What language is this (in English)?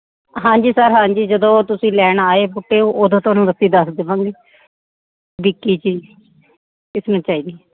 Punjabi